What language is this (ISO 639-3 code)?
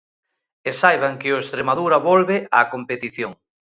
glg